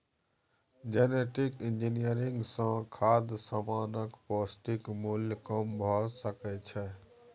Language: Maithili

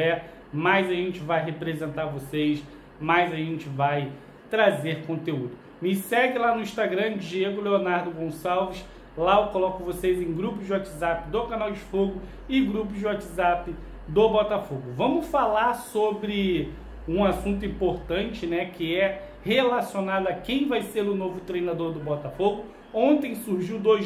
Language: Portuguese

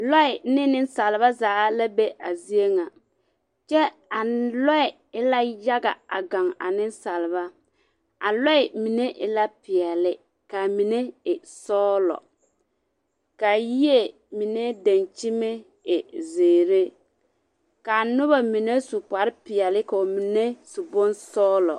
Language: Southern Dagaare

